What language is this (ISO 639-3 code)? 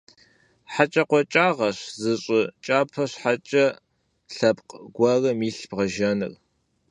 kbd